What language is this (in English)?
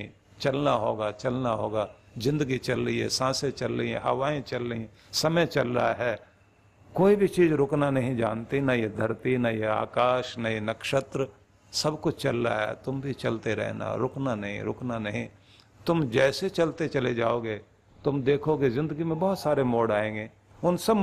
Hindi